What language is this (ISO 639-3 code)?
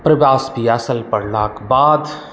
mai